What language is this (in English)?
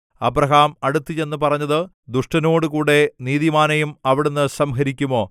Malayalam